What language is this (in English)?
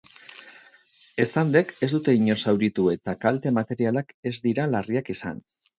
Basque